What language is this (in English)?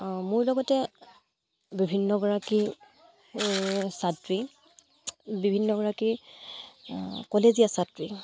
Assamese